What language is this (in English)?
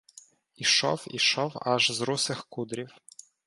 Ukrainian